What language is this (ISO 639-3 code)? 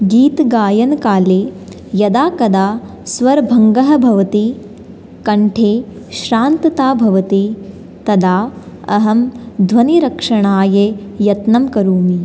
san